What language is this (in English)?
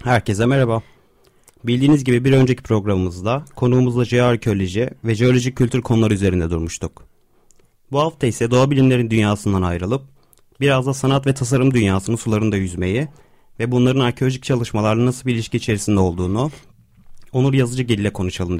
Turkish